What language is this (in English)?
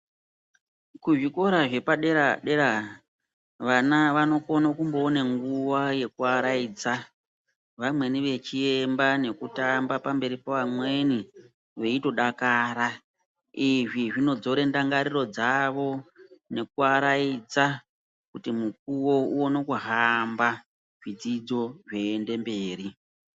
Ndau